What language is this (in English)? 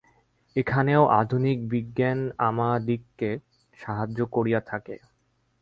Bangla